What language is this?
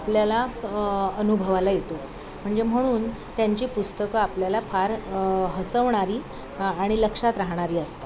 Marathi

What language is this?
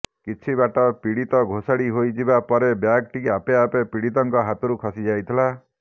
Odia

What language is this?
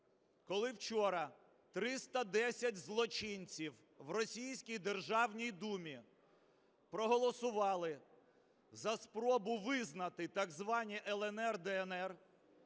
Ukrainian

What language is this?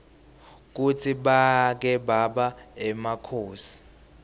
Swati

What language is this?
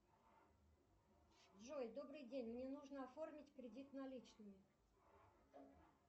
Russian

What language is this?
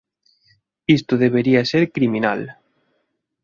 Galician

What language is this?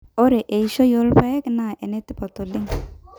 Masai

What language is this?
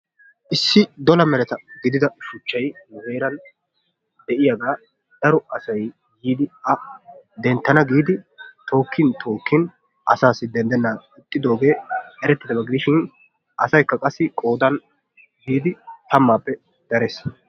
Wolaytta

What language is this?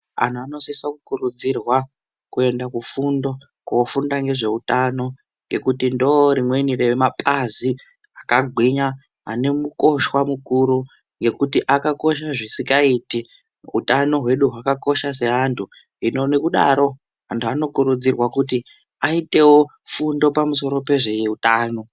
Ndau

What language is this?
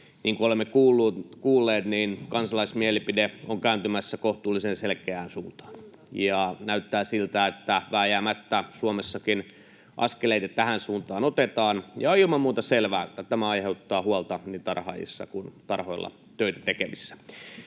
Finnish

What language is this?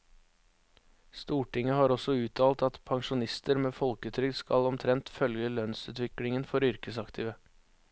Norwegian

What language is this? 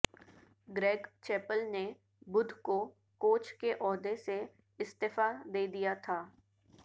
Urdu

